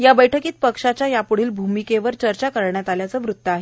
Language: Marathi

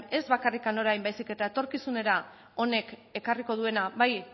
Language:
Basque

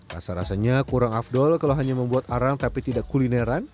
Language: Indonesian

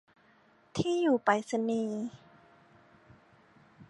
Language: Thai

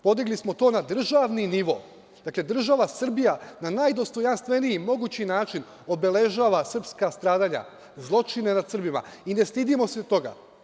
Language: Serbian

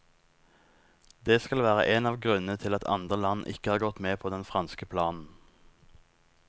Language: Norwegian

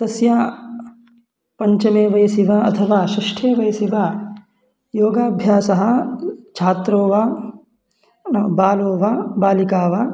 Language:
Sanskrit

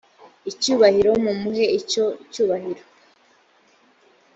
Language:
Kinyarwanda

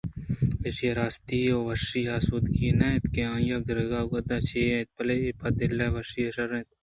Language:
Eastern Balochi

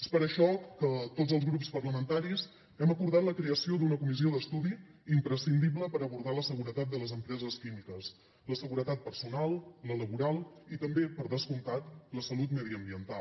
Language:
Catalan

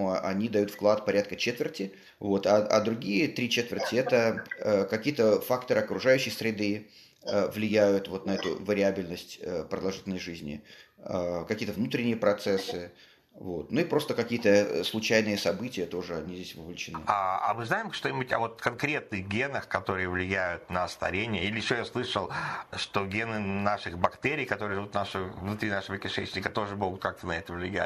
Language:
Russian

